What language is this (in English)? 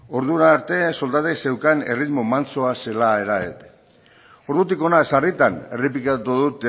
Basque